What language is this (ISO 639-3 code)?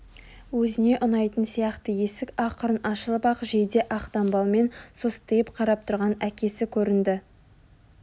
kaz